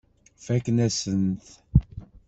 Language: Kabyle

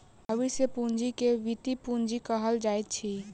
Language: Maithili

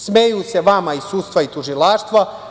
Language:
Serbian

